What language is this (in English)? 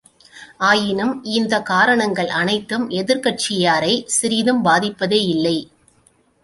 Tamil